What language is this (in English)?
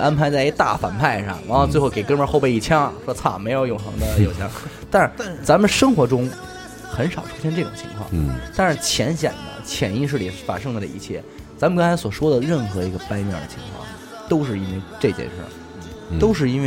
Chinese